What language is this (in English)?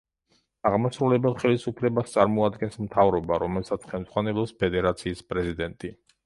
Georgian